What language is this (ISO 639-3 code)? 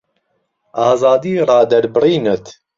ckb